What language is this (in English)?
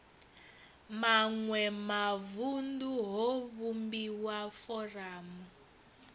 Venda